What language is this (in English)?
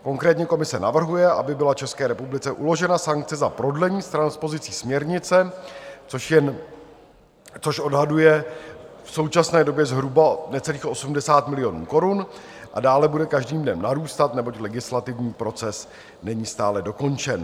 Czech